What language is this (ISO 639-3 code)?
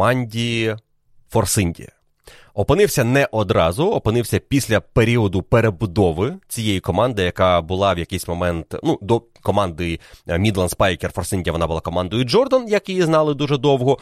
ukr